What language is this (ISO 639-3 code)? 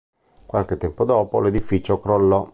ita